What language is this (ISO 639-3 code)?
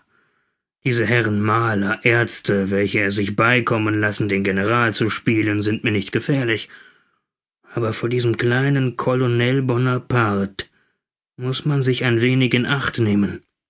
deu